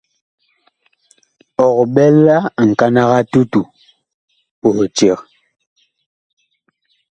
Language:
Bakoko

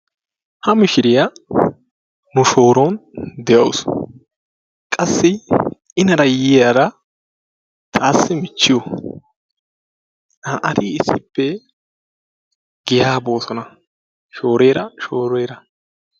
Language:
Wolaytta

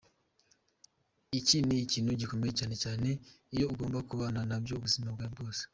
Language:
Kinyarwanda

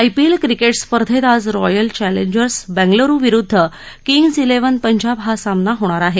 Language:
Marathi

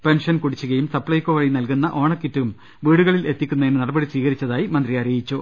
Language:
Malayalam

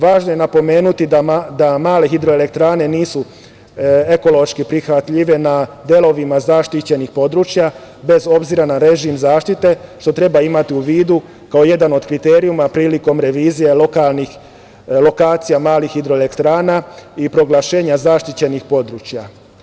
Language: Serbian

